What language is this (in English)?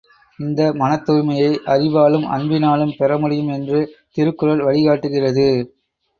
Tamil